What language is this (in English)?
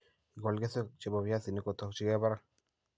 Kalenjin